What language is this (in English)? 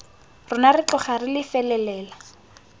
Tswana